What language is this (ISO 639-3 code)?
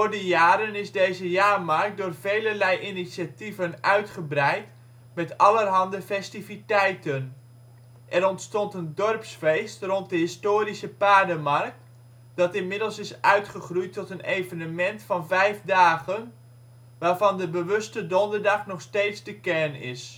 nld